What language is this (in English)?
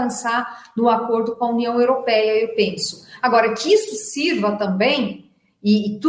Portuguese